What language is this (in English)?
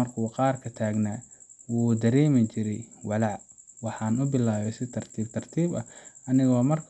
Somali